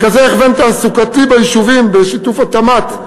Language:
Hebrew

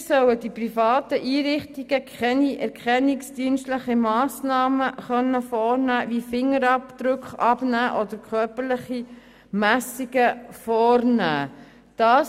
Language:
Swiss German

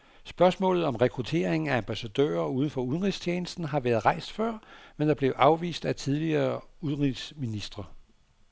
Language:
Danish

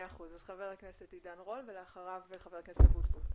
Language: Hebrew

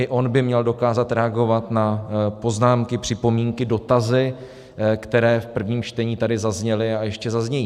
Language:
Czech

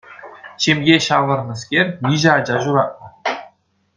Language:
Chuvash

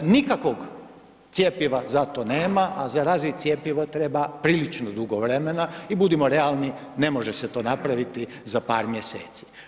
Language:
Croatian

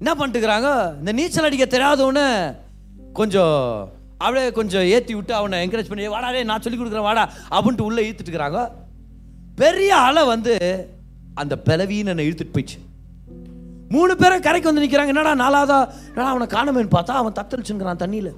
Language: Tamil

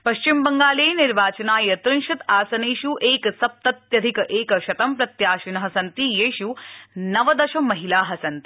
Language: Sanskrit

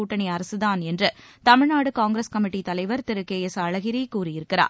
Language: Tamil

